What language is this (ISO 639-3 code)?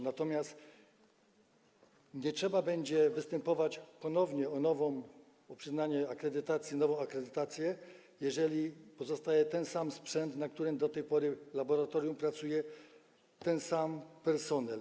pol